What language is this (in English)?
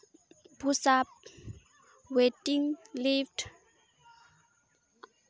Santali